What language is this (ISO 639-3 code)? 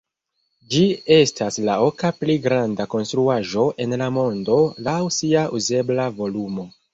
epo